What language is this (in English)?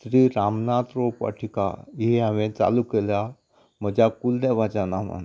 Konkani